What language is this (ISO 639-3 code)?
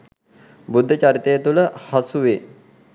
sin